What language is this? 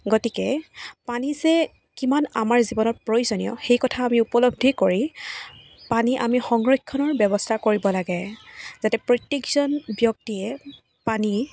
Assamese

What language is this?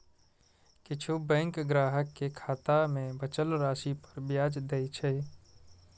Maithili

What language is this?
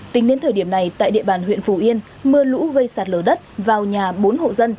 Vietnamese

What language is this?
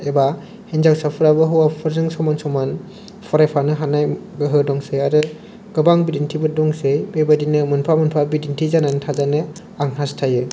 Bodo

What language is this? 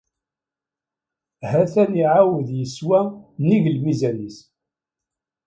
Kabyle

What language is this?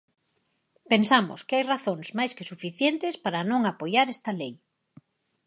Galician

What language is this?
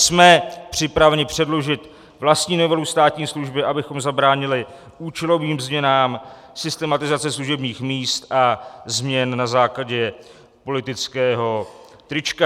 Czech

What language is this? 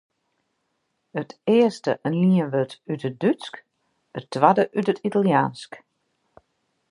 Western Frisian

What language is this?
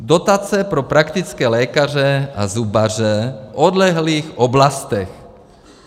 Czech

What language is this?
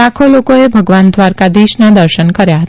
Gujarati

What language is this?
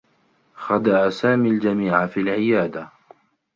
Arabic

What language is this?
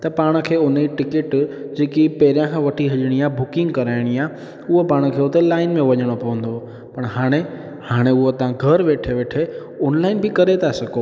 Sindhi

